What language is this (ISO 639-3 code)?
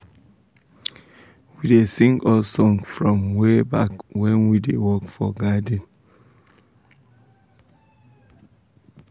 pcm